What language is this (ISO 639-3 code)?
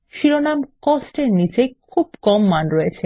ben